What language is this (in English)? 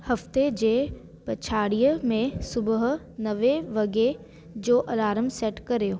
Sindhi